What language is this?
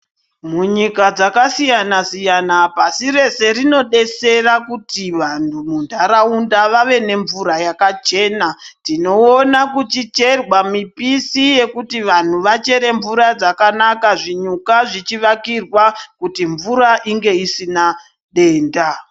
Ndau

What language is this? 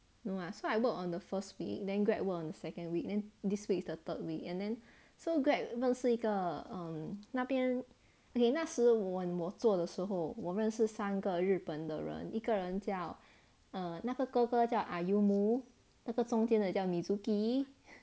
English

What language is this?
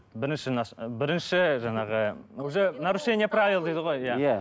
Kazakh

